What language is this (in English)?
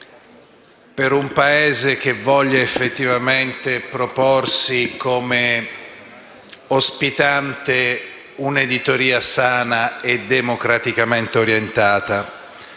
Italian